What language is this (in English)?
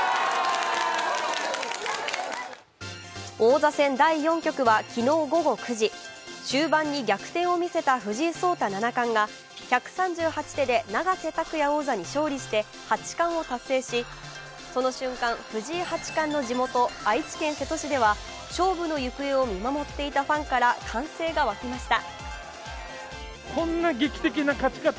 Japanese